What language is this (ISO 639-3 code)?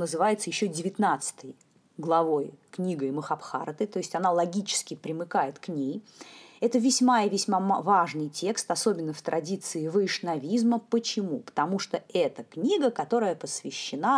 rus